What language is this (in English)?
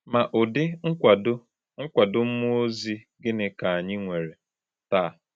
Igbo